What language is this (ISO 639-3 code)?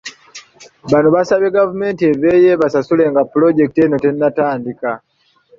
lug